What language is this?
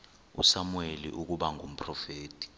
Xhosa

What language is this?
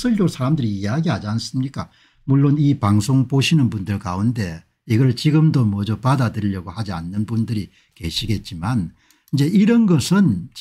Korean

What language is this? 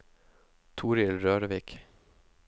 Norwegian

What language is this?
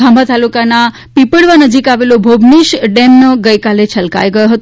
Gujarati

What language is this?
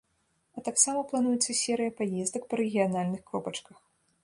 Belarusian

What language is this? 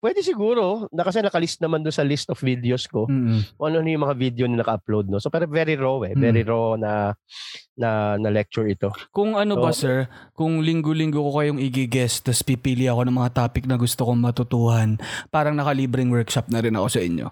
Filipino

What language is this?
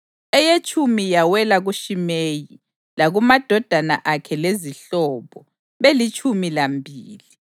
North Ndebele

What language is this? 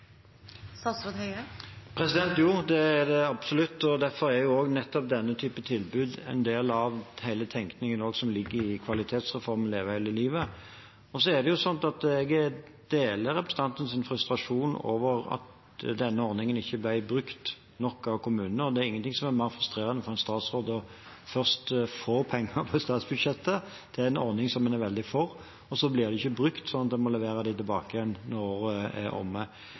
Norwegian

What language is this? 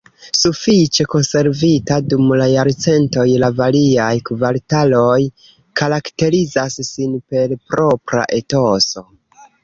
Esperanto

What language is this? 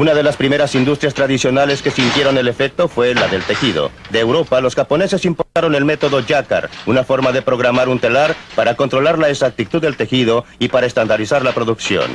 Spanish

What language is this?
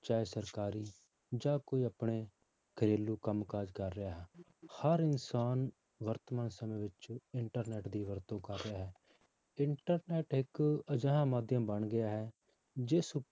Punjabi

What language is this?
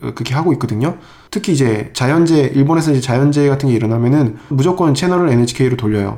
Korean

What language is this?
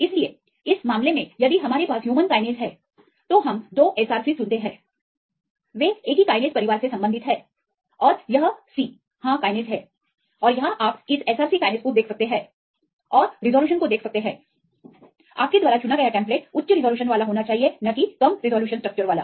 Hindi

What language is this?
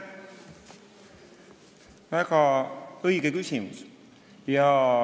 Estonian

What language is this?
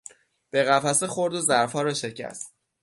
Persian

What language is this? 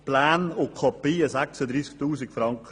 Swiss German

